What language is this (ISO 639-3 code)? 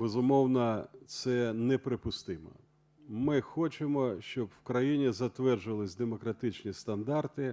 ukr